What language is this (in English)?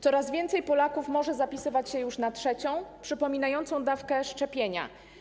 Polish